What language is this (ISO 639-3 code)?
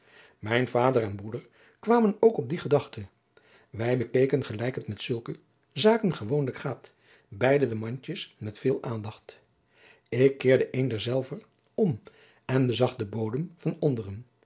nld